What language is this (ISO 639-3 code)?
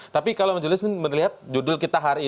ind